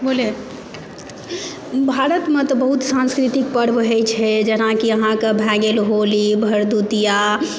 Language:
Maithili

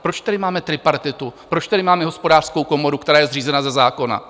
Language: Czech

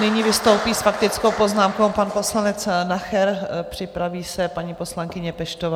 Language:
Czech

